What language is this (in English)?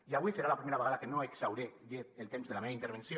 Catalan